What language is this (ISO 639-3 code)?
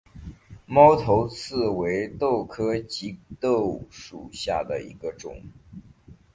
zho